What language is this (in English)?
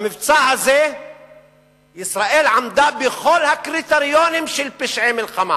Hebrew